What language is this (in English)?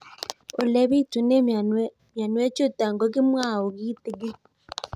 Kalenjin